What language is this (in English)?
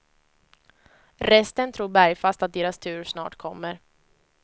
Swedish